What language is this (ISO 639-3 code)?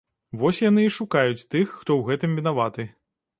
bel